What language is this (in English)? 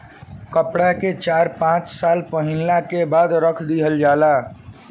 Bhojpuri